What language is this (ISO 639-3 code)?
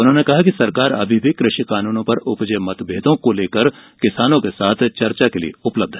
hin